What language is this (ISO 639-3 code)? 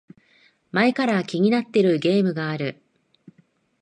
jpn